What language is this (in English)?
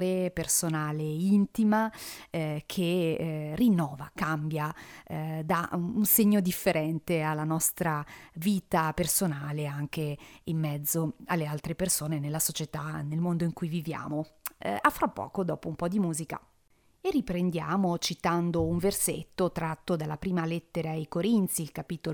Italian